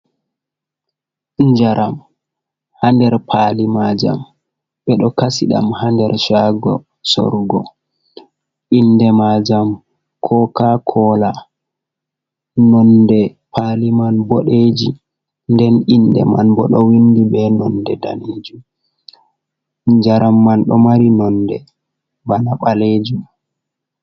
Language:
Fula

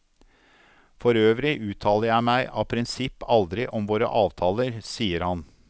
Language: Norwegian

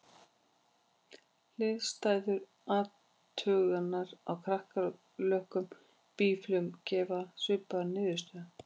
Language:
Icelandic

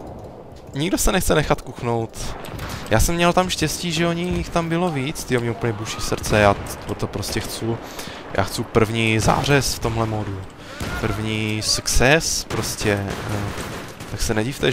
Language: Czech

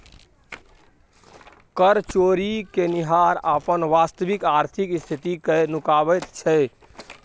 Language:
Maithili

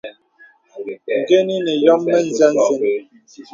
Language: Bebele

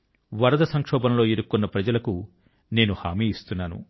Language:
Telugu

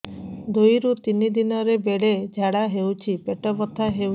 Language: Odia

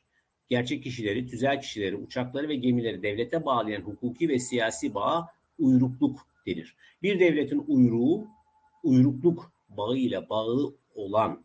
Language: Turkish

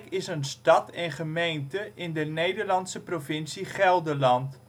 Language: Dutch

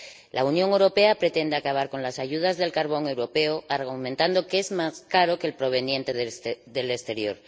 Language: Spanish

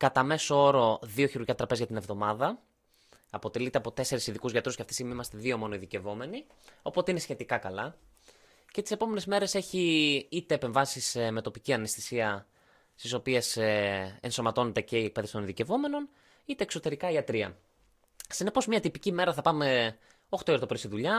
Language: Greek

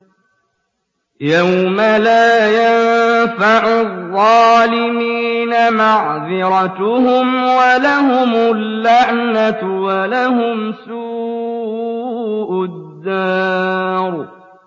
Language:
Arabic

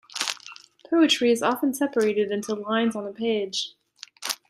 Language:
English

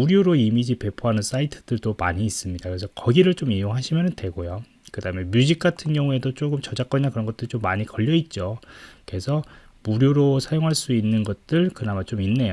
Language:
Korean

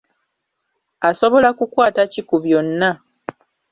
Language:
Ganda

